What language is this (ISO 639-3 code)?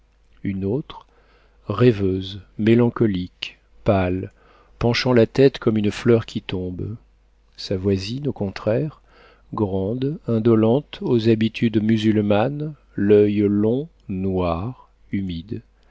fra